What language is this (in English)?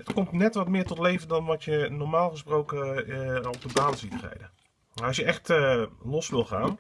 Dutch